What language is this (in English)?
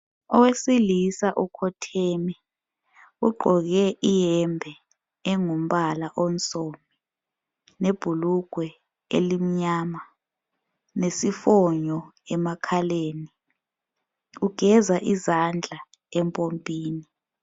North Ndebele